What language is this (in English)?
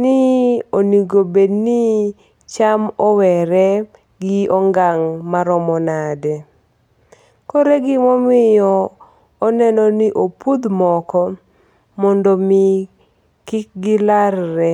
Luo (Kenya and Tanzania)